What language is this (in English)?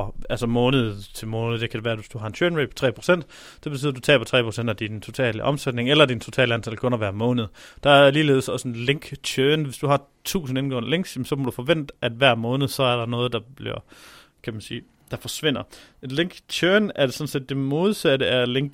Danish